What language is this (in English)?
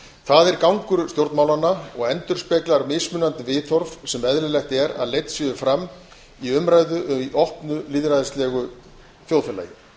Icelandic